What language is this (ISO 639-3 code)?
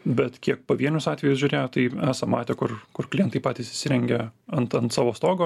lit